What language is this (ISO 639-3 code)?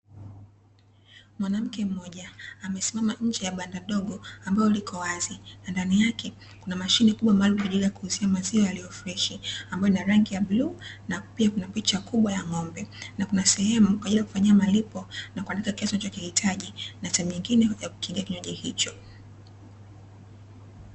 swa